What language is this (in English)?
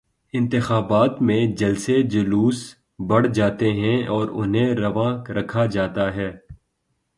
Urdu